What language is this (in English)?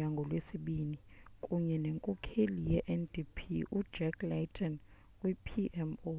Xhosa